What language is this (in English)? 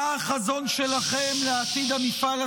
Hebrew